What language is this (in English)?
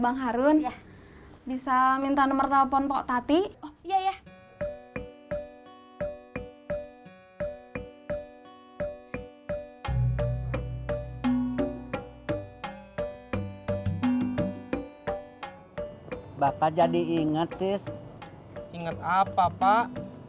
Indonesian